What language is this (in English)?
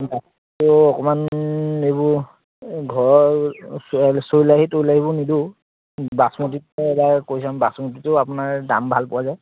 Assamese